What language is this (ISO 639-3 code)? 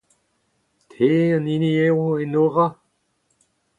bre